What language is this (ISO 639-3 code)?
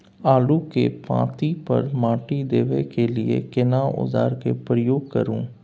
mai